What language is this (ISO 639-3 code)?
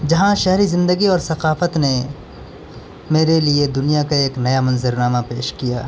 urd